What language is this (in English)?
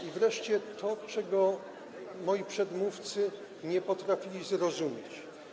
Polish